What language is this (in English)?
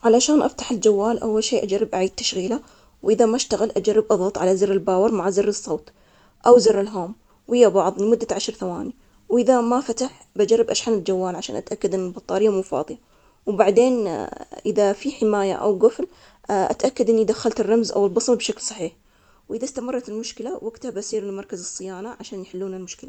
Omani Arabic